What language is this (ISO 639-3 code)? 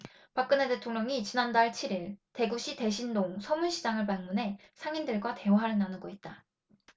kor